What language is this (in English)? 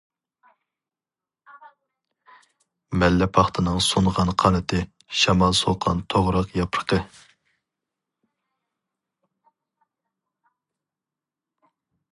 Uyghur